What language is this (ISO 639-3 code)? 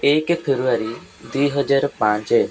ori